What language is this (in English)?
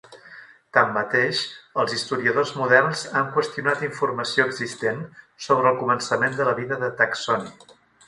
Catalan